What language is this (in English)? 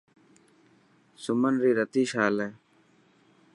Dhatki